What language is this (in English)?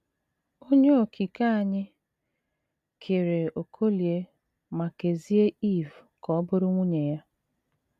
Igbo